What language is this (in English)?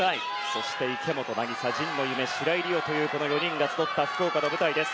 Japanese